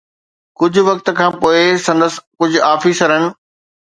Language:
Sindhi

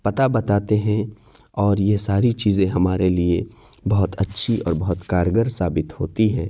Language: Urdu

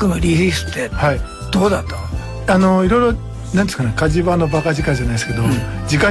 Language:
Japanese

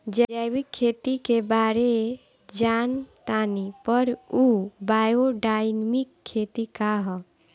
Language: Bhojpuri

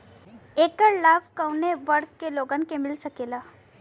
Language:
Bhojpuri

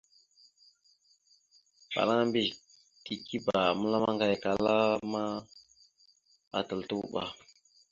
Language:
Mada (Cameroon)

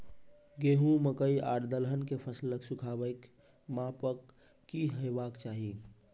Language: Maithili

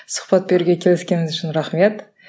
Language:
Kazakh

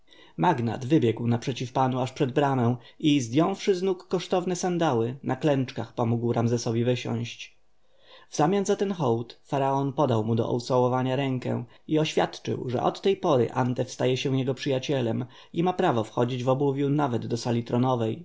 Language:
Polish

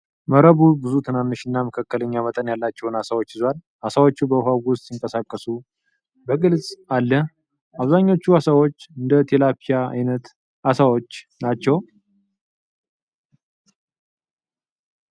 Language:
Amharic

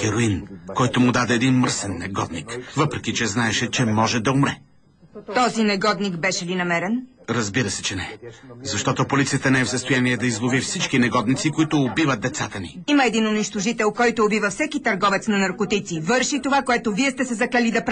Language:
Bulgarian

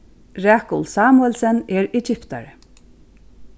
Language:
Faroese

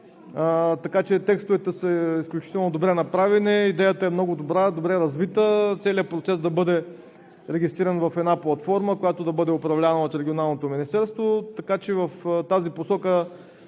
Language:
Bulgarian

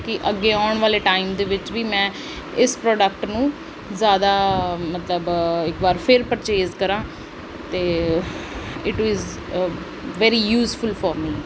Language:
Punjabi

